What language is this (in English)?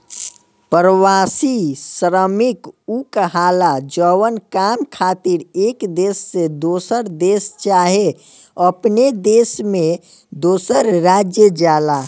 Bhojpuri